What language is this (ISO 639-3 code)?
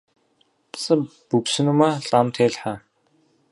kbd